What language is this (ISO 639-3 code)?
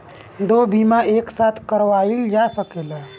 bho